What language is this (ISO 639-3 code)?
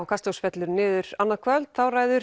isl